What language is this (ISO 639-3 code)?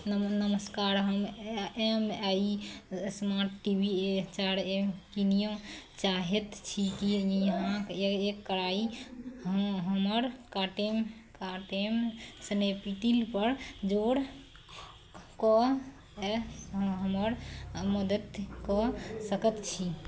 mai